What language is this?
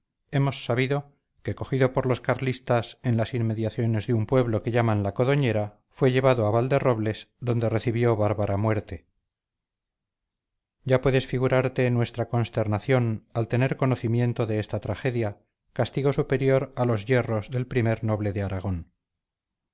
Spanish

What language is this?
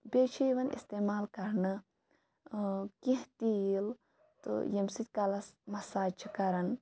Kashmiri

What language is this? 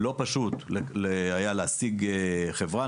Hebrew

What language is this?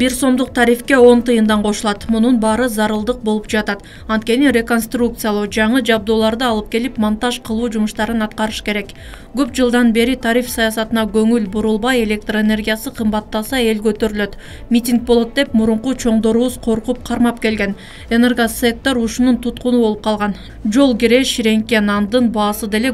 Turkish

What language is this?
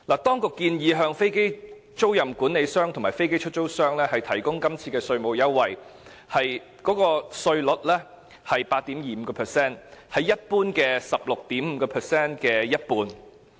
Cantonese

